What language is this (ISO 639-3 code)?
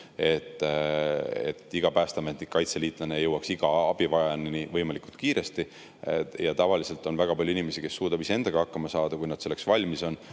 est